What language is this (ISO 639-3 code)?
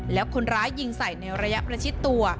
tha